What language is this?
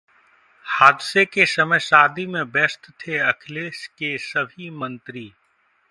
Hindi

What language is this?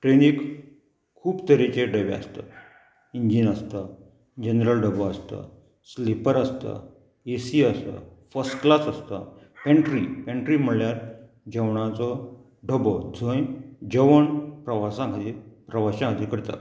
Konkani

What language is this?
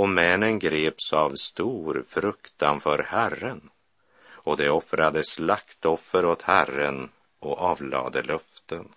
Swedish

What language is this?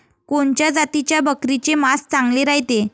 Marathi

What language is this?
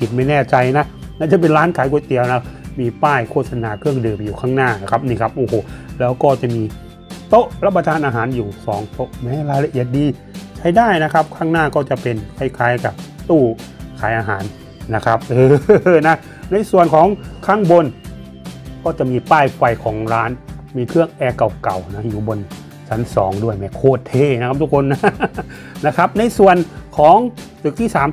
Thai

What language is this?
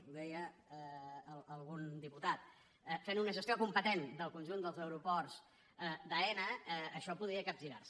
Catalan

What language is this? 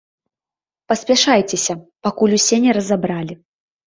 Belarusian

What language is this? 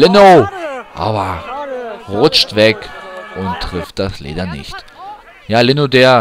German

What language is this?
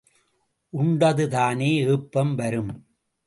Tamil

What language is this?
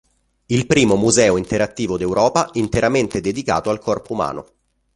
Italian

